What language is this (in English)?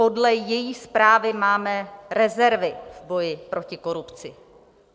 Czech